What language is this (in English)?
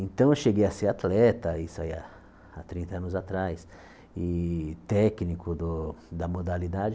Portuguese